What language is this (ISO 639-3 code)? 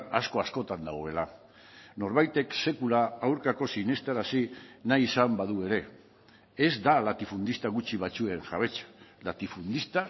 eus